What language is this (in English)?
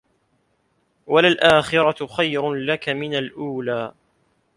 Arabic